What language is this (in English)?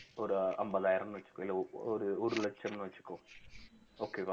Tamil